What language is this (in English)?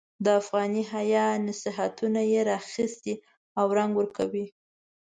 Pashto